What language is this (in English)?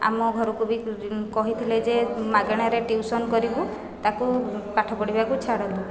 Odia